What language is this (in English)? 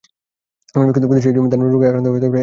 Bangla